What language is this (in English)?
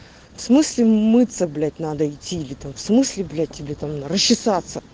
Russian